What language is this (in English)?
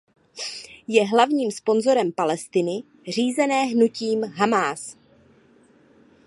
Czech